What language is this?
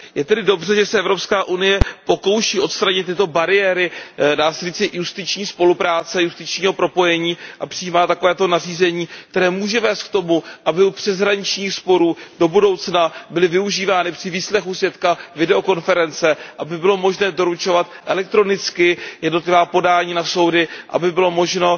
Czech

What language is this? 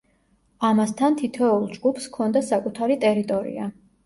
Georgian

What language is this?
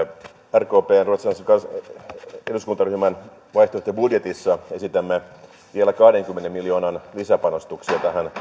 Finnish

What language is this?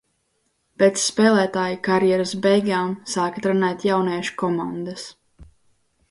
Latvian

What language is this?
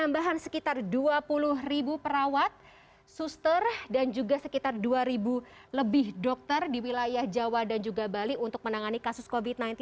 Indonesian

